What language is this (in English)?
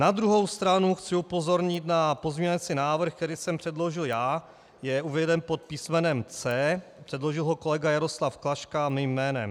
Czech